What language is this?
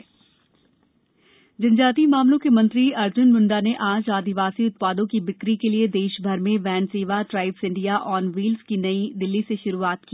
Hindi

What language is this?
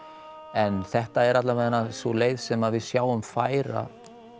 Icelandic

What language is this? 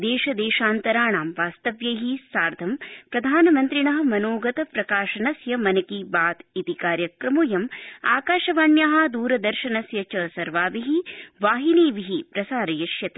Sanskrit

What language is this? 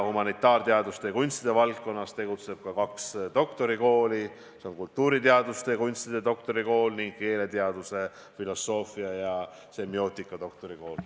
Estonian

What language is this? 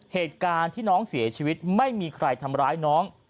Thai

